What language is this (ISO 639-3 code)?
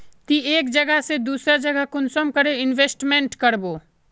mag